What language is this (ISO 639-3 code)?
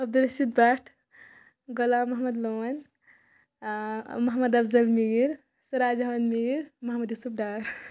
kas